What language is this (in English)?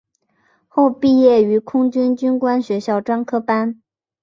Chinese